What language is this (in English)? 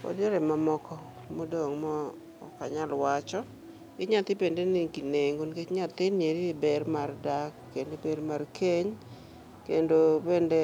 Luo (Kenya and Tanzania)